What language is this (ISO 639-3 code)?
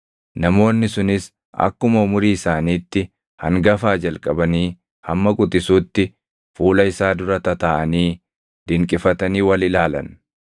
orm